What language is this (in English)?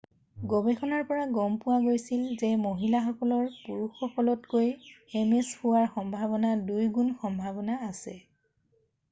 Assamese